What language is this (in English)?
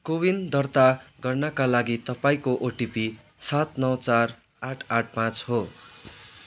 Nepali